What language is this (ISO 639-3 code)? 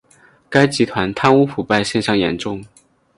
zho